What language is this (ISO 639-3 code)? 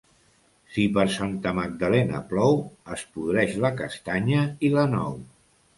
cat